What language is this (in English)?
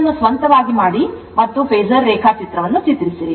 Kannada